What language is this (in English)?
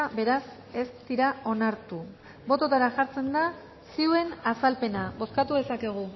Basque